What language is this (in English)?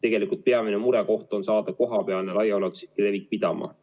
Estonian